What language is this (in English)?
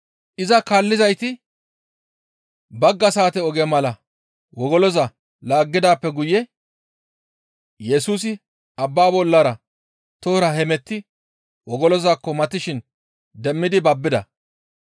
Gamo